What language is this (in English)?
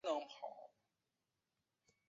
Chinese